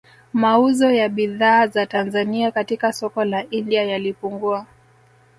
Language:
Swahili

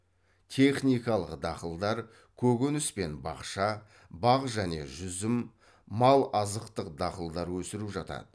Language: Kazakh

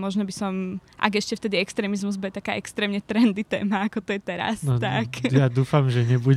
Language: Slovak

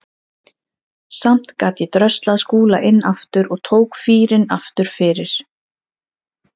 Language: Icelandic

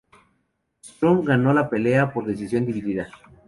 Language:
Spanish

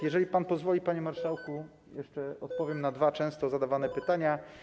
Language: Polish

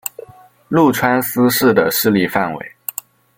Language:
Chinese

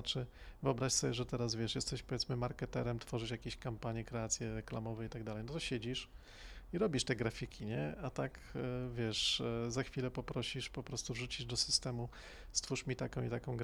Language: Polish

